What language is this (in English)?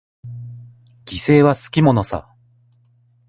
Japanese